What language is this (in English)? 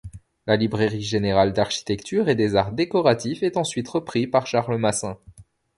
French